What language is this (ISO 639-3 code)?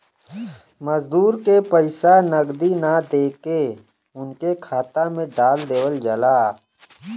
bho